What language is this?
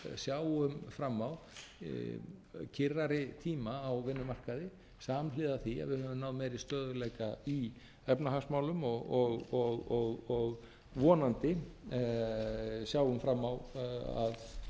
Icelandic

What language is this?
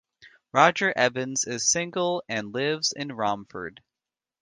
English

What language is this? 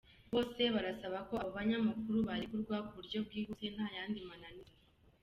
Kinyarwanda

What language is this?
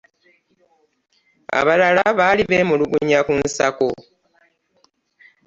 Ganda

